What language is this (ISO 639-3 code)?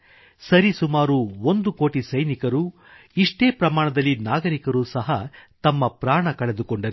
kan